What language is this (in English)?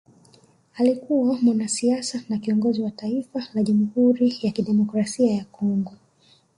Swahili